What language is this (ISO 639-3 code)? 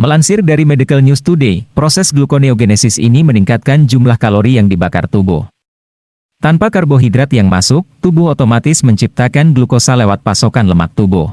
ind